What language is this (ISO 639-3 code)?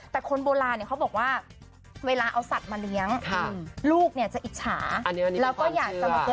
tha